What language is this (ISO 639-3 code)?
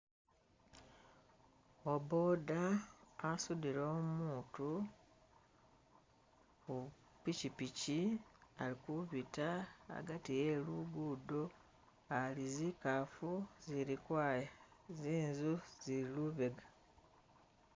myx